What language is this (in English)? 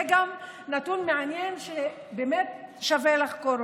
Hebrew